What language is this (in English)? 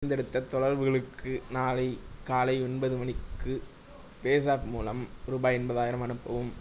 Tamil